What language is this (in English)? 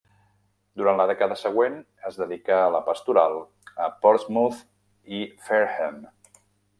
Catalan